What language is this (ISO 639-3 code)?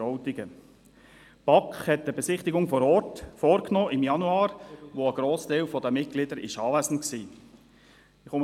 gsw